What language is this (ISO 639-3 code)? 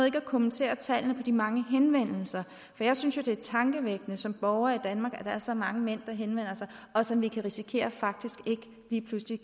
dan